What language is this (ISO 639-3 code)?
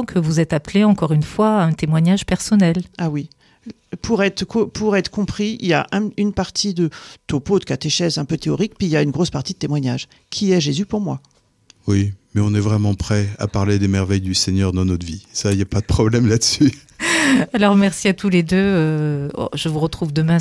fra